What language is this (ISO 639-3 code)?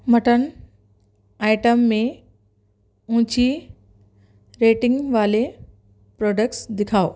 urd